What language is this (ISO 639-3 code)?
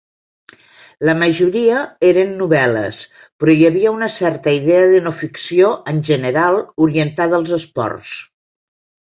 cat